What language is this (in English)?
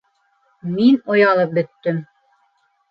Bashkir